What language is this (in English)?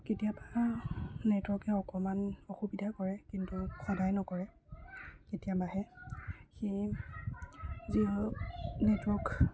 Assamese